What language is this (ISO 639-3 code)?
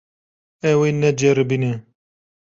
kur